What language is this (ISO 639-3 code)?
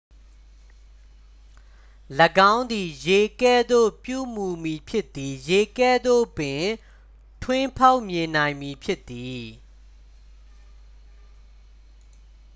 mya